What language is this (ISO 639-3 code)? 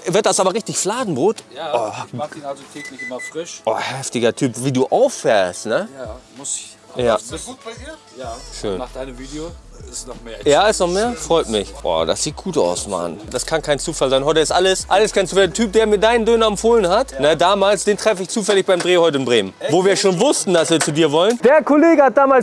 deu